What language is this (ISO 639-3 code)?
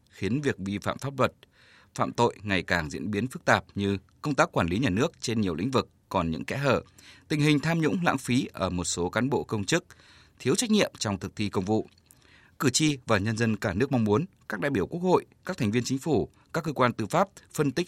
vie